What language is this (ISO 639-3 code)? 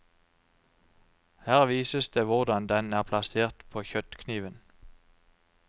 nor